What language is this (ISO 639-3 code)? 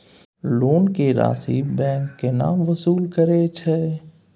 mai